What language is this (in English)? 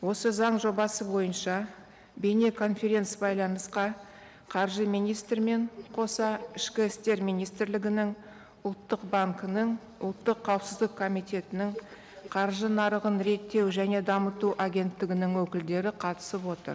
Kazakh